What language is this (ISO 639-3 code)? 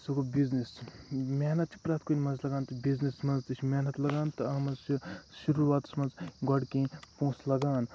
kas